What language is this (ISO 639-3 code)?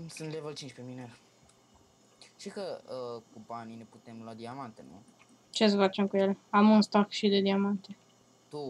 ron